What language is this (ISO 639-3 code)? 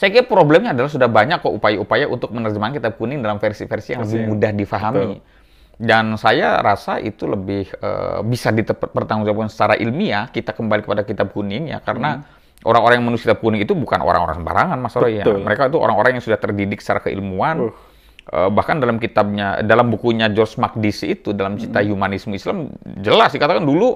ind